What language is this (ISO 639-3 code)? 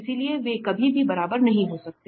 hin